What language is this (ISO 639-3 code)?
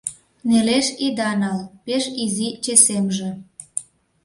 chm